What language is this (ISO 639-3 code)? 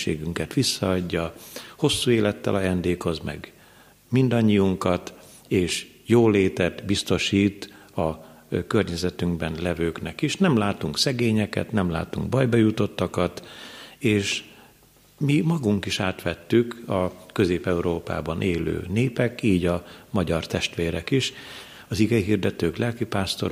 hun